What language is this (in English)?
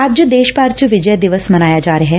Punjabi